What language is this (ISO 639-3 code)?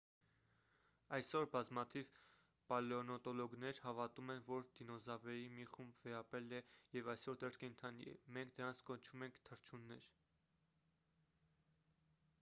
hye